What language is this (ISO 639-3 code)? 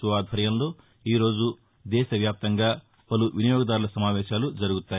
tel